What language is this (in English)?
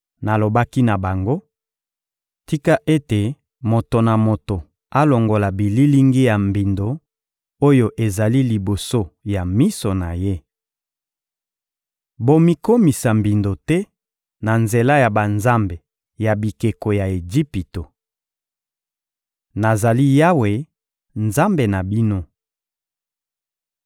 Lingala